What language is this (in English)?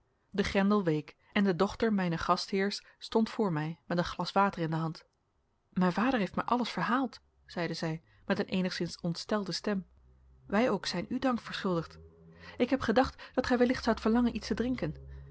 Dutch